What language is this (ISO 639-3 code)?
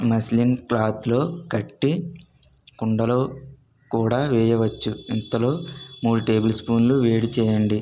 tel